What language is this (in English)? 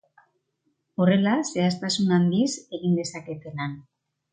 Basque